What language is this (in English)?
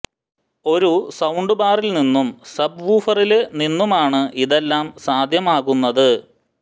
Malayalam